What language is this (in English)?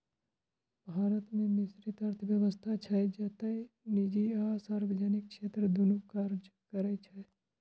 Maithili